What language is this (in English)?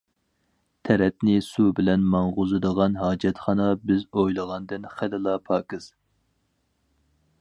Uyghur